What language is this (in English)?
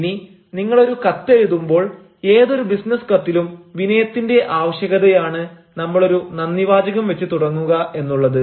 Malayalam